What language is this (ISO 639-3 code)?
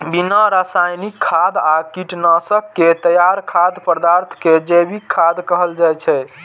mai